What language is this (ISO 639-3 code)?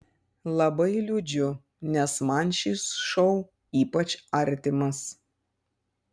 lit